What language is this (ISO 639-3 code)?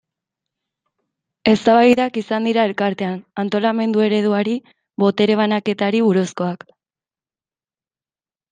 eus